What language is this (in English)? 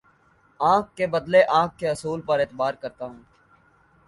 Urdu